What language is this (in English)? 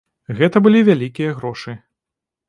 Belarusian